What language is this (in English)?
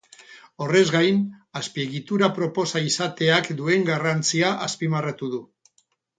Basque